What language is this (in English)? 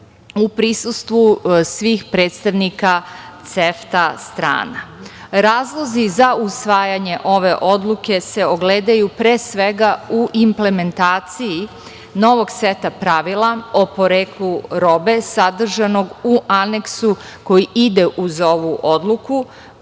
Serbian